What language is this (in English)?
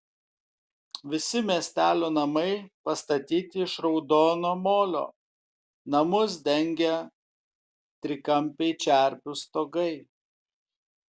Lithuanian